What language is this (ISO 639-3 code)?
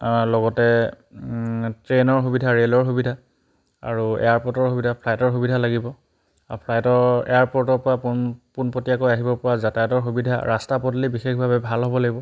asm